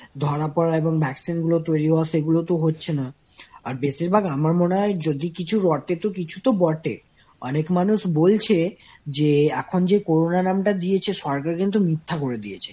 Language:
Bangla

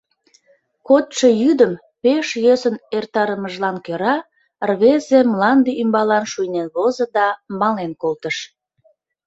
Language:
Mari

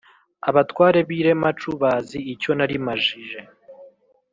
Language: Kinyarwanda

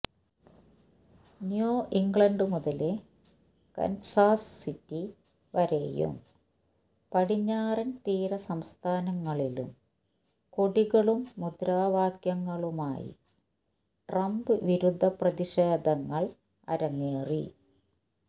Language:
Malayalam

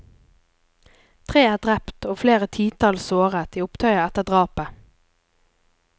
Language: Norwegian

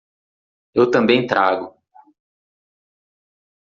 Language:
Portuguese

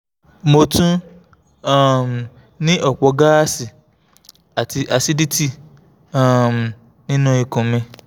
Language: Yoruba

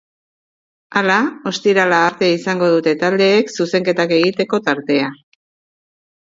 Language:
Basque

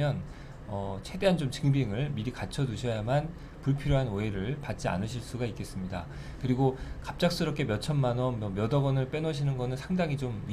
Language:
Korean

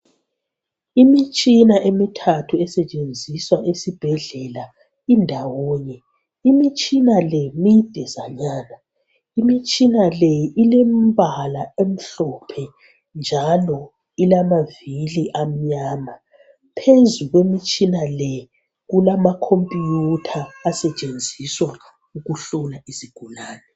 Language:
North Ndebele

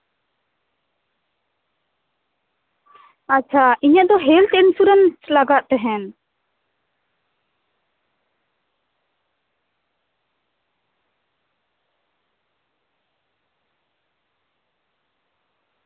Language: Santali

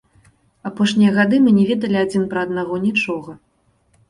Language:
Belarusian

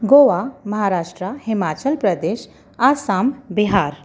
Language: Sindhi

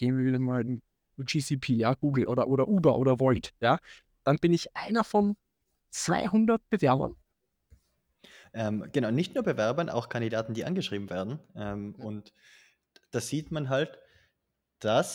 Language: German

